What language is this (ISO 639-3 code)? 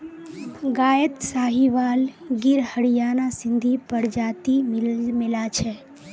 mag